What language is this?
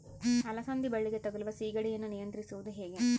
Kannada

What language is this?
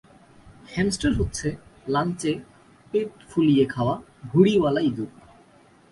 Bangla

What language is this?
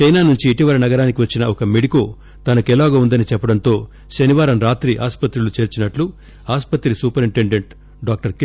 Telugu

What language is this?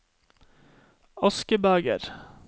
Norwegian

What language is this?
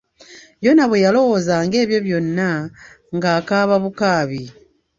Ganda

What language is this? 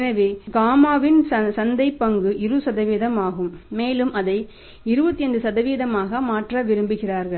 Tamil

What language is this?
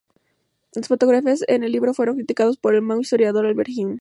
Spanish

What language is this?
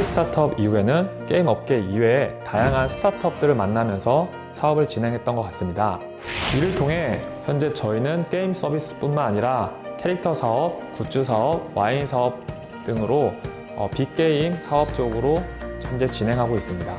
Korean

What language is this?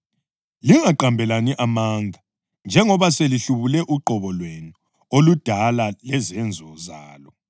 North Ndebele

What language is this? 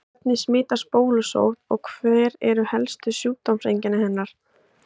Icelandic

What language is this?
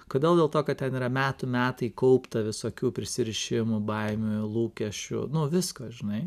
Lithuanian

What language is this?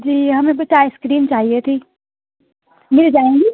Urdu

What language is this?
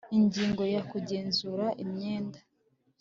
Kinyarwanda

